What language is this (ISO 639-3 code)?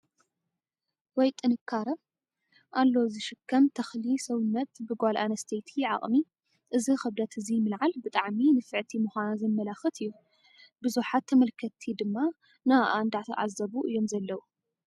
tir